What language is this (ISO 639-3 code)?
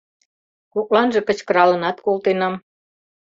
chm